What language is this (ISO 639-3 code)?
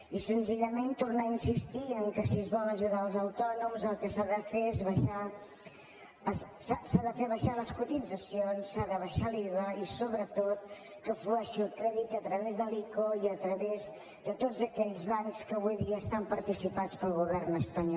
cat